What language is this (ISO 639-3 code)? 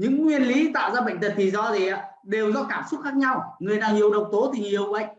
vie